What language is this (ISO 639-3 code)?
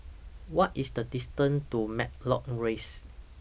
eng